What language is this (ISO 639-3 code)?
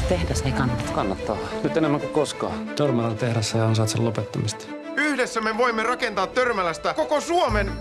fin